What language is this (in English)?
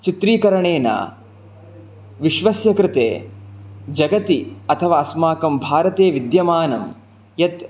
Sanskrit